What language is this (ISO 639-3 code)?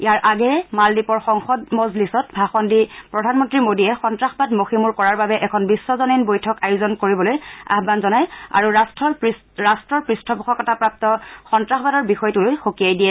asm